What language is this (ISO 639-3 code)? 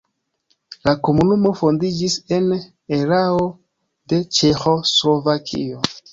epo